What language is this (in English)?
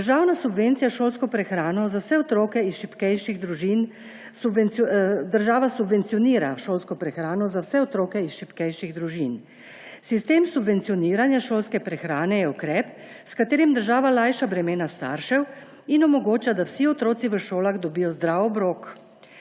Slovenian